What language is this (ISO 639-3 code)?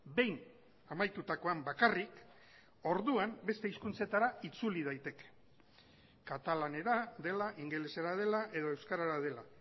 eus